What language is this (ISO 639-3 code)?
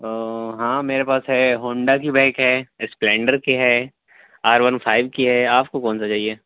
urd